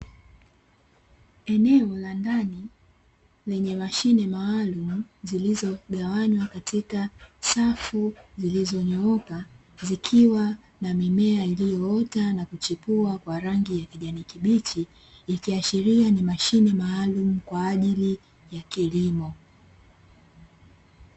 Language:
Swahili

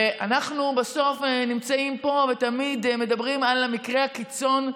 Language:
Hebrew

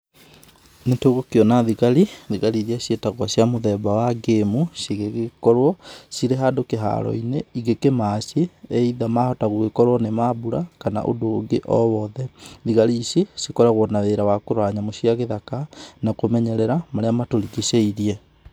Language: Kikuyu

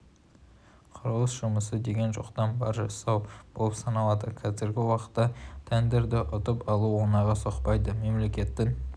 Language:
Kazakh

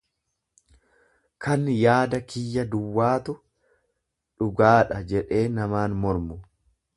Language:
Oromo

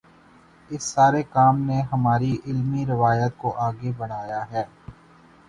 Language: Urdu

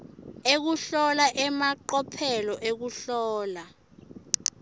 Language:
Swati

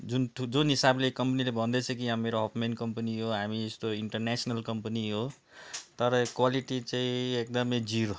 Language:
Nepali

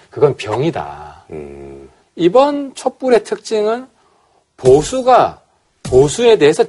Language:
Korean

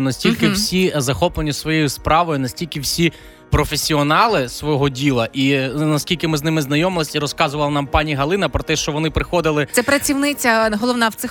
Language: Ukrainian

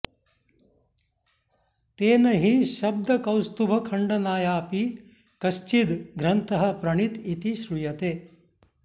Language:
Sanskrit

